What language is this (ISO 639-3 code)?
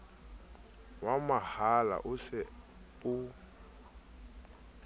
sot